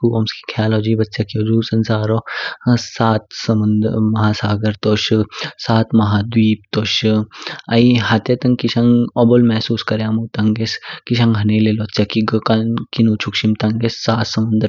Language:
Kinnauri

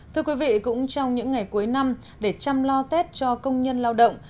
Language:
Vietnamese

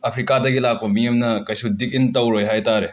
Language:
Manipuri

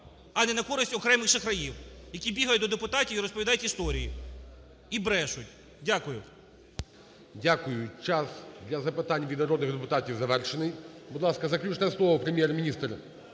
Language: Ukrainian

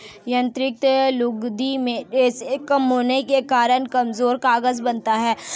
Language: Hindi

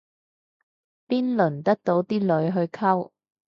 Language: Cantonese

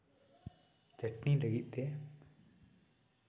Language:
Santali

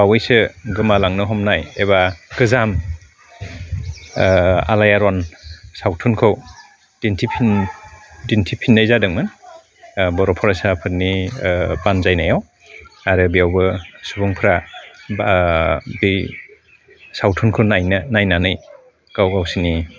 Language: Bodo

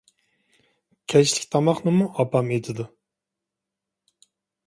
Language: Uyghur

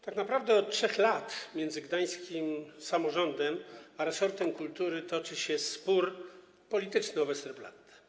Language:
Polish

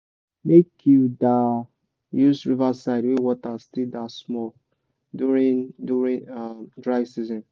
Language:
Nigerian Pidgin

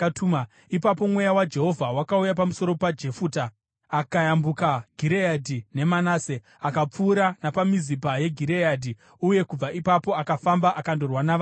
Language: Shona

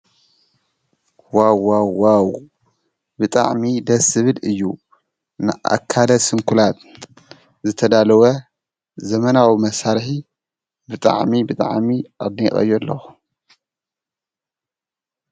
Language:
Tigrinya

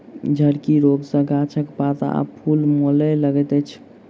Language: Maithili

